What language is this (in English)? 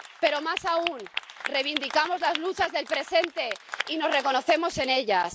Spanish